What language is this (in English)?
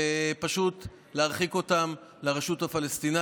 Hebrew